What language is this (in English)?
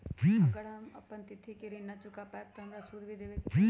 Magahi